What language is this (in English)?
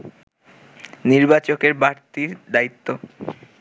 Bangla